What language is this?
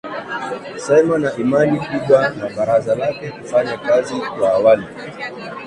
Swahili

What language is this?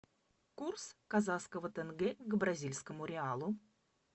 Russian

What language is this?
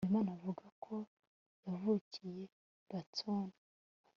Kinyarwanda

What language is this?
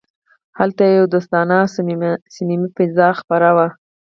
Pashto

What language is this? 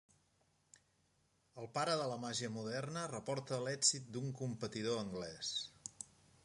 Catalan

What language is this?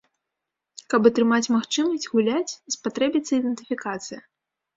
Belarusian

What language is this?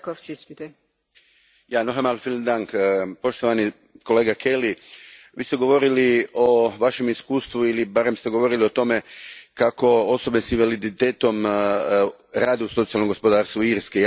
Croatian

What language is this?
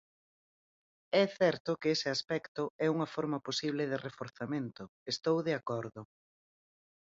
Galician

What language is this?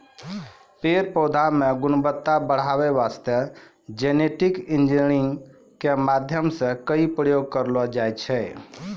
Maithili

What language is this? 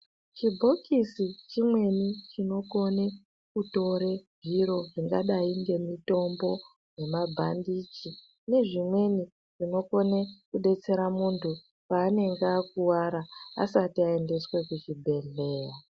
Ndau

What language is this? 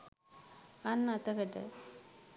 Sinhala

